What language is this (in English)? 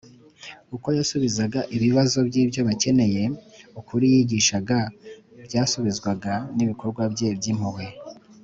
Kinyarwanda